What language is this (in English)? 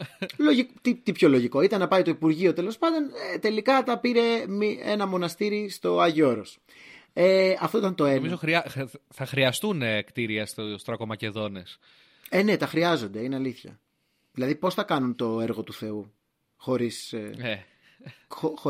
Greek